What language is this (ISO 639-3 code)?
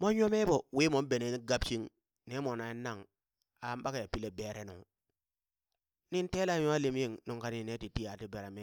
bys